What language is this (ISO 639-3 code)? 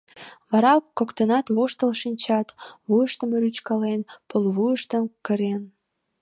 chm